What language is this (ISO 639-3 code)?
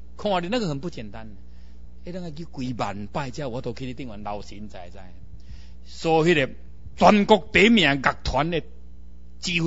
zho